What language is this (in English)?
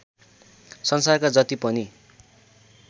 Nepali